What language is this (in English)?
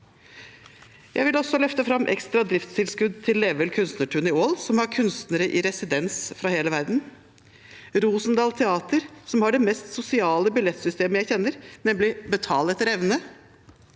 Norwegian